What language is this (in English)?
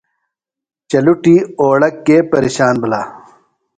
Phalura